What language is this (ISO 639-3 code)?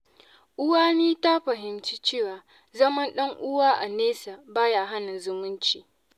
hau